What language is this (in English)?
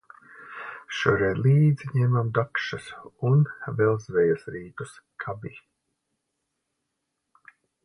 Latvian